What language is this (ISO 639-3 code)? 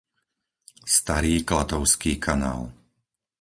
slk